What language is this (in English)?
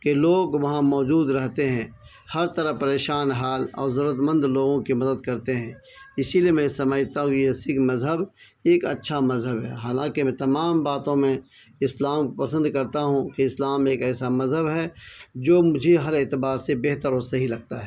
Urdu